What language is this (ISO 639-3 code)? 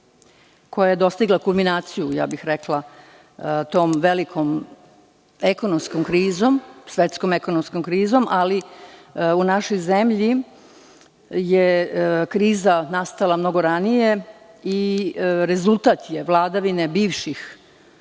srp